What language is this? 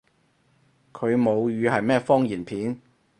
Cantonese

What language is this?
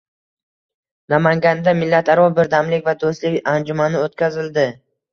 Uzbek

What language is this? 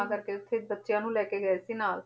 Punjabi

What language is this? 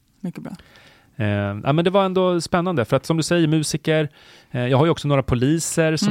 Swedish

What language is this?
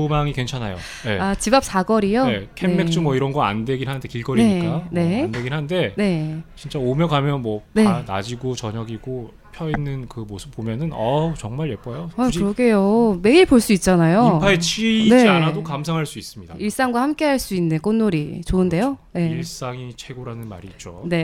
Korean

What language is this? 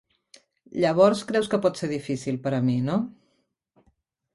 Catalan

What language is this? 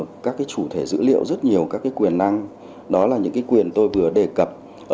Vietnamese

